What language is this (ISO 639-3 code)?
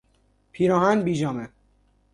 fas